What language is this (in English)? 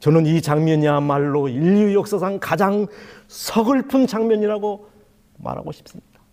Korean